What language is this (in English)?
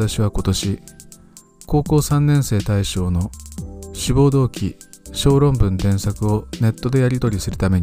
Japanese